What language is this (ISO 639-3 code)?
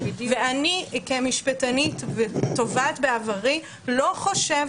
heb